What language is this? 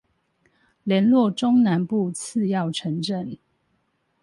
Chinese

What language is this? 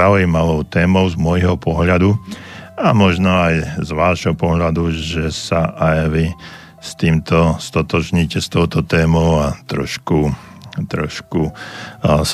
Slovak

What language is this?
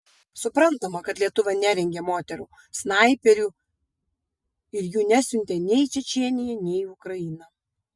Lithuanian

